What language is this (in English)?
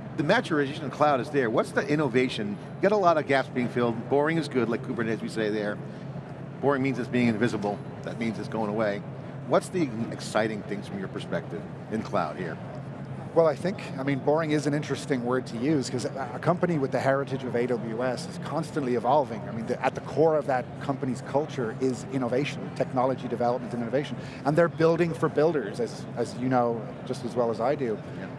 English